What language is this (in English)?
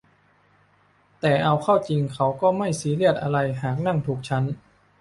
Thai